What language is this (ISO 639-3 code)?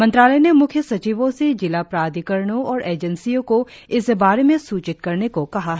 hin